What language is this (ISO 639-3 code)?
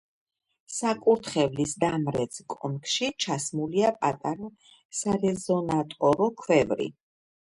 kat